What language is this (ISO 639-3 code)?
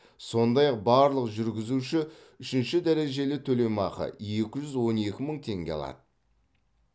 kaz